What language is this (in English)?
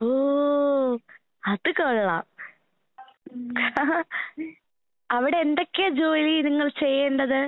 Malayalam